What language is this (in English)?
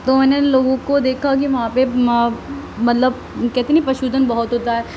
Urdu